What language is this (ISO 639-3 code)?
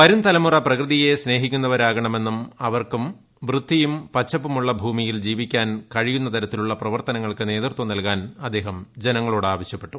mal